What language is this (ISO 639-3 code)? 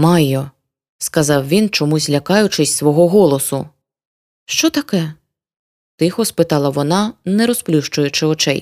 ukr